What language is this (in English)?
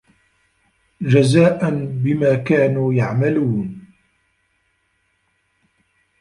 Arabic